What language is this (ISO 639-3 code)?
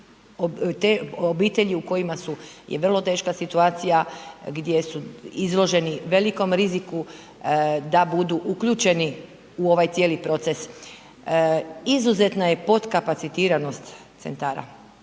hrv